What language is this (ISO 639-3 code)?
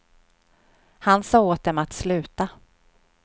swe